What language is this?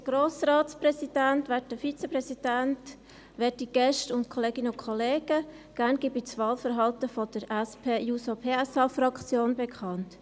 Swiss German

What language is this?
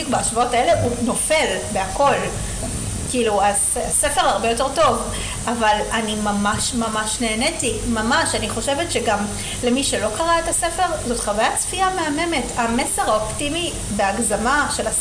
Hebrew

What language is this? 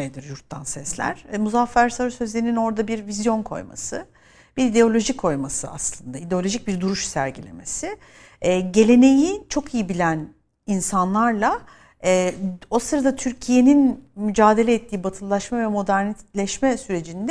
Turkish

